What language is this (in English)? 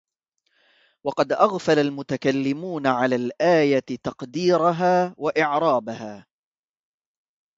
Arabic